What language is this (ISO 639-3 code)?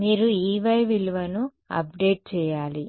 tel